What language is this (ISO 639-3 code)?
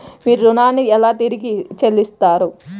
tel